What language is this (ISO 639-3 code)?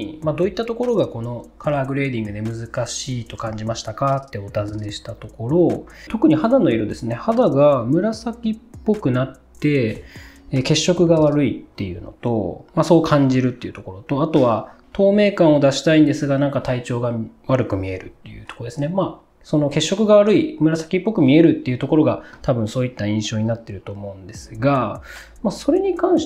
jpn